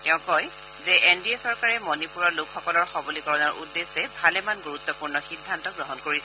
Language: Assamese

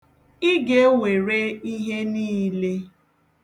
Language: Igbo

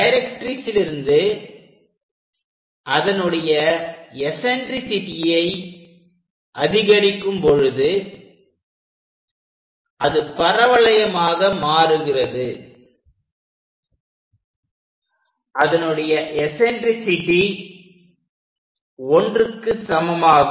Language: Tamil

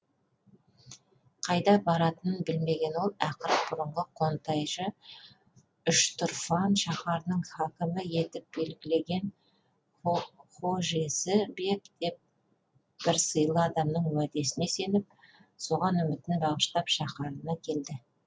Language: Kazakh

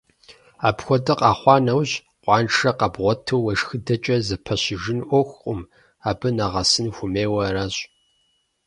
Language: Kabardian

